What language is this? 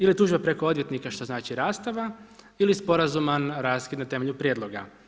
Croatian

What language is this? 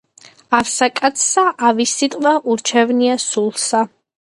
Georgian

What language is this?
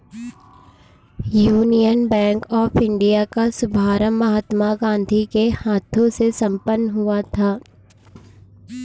Hindi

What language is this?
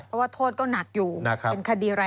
Thai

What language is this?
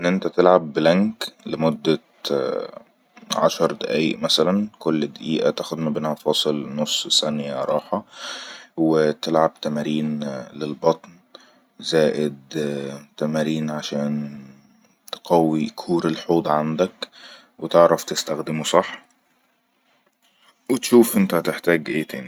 Egyptian Arabic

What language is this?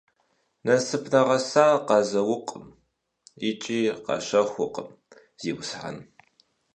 Kabardian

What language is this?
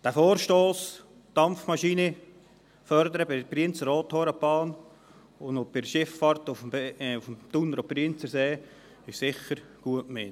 Swiss German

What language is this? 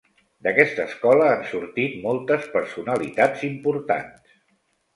Catalan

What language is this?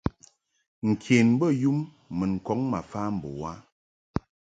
Mungaka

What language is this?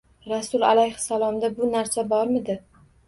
Uzbek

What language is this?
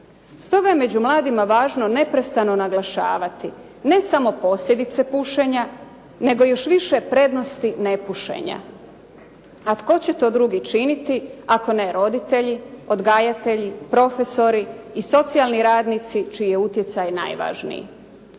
Croatian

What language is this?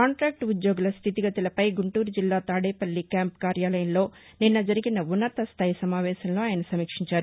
Telugu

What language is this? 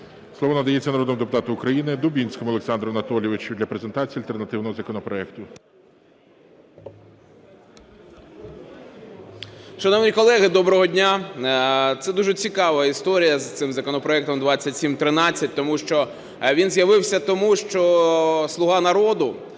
Ukrainian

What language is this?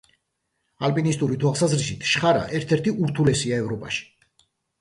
Georgian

